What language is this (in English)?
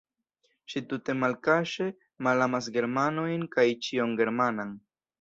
Esperanto